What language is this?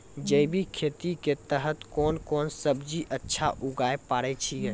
Maithili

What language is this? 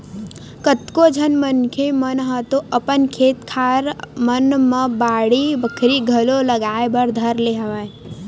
Chhattisgarhi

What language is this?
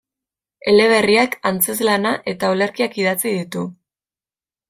Basque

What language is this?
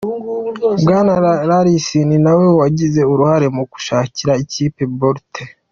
Kinyarwanda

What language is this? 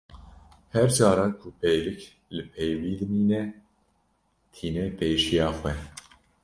Kurdish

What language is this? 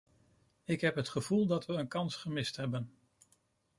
Dutch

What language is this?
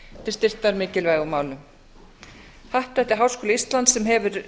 Icelandic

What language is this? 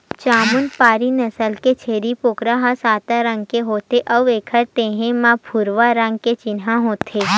Chhattisgarhi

